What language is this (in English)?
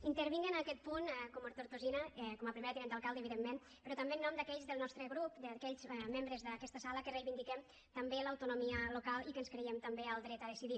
Catalan